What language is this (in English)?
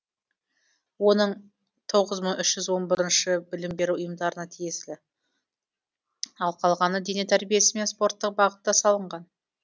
Kazakh